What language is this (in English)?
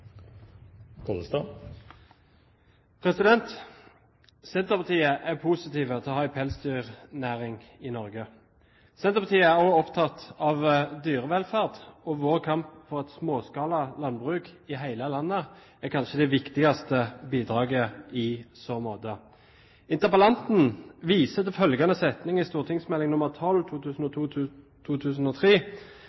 Norwegian Bokmål